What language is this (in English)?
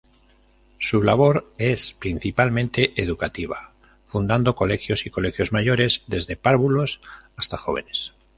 Spanish